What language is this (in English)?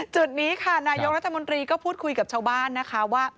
Thai